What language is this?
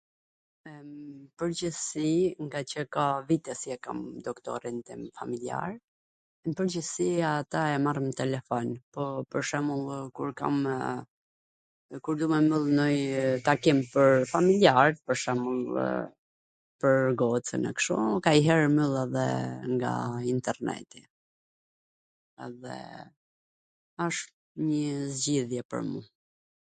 Gheg Albanian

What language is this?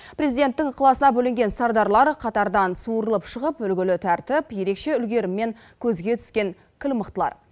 Kazakh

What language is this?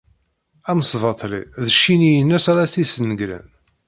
Kabyle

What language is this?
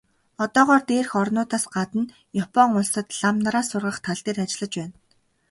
Mongolian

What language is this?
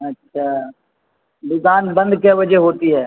Urdu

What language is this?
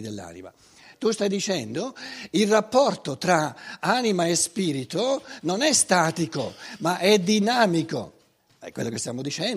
Italian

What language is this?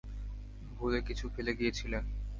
Bangla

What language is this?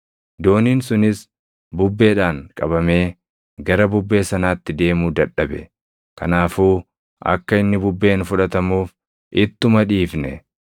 Oromo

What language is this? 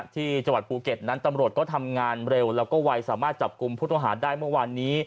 Thai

